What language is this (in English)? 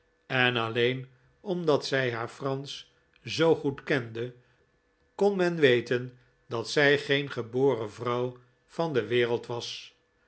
Dutch